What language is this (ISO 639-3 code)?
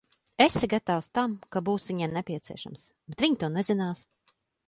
lav